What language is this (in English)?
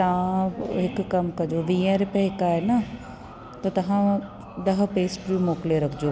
Sindhi